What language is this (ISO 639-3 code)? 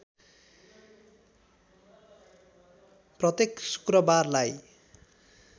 nep